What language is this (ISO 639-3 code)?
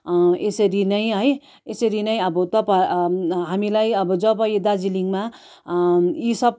nep